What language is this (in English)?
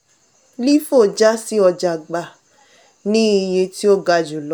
Yoruba